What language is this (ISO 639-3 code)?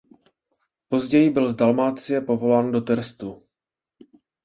ces